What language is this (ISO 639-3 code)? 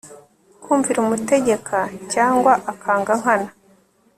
kin